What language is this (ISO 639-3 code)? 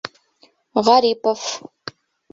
bak